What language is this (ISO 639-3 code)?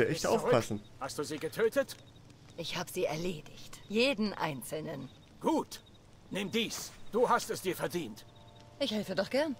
deu